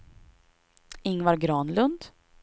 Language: Swedish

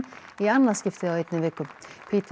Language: Icelandic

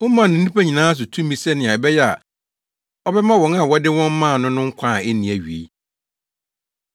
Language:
Akan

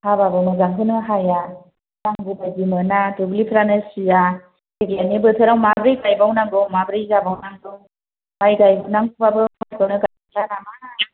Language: Bodo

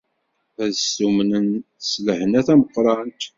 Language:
Kabyle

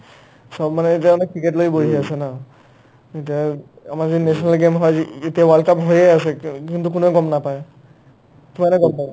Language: Assamese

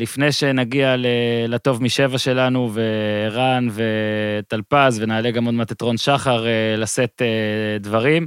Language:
Hebrew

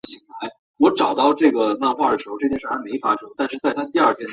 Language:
Chinese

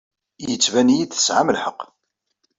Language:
Kabyle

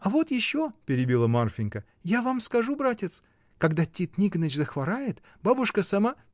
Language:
Russian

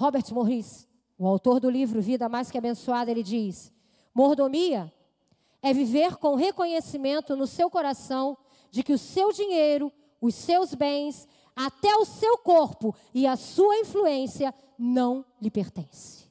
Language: Portuguese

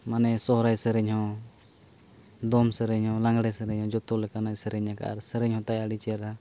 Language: Santali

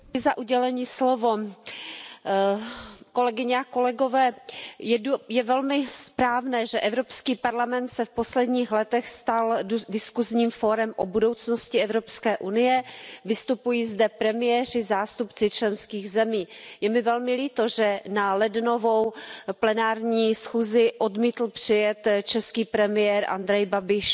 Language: Czech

